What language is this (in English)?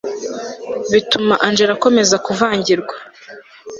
Kinyarwanda